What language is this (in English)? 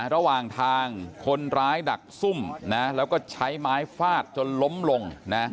Thai